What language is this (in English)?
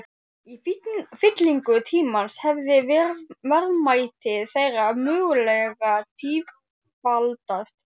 Icelandic